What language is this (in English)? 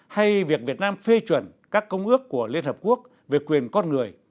Vietnamese